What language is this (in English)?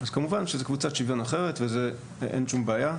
Hebrew